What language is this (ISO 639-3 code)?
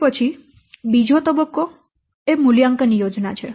guj